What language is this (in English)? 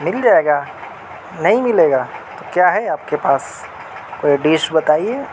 Urdu